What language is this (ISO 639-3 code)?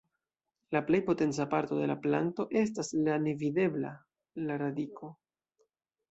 epo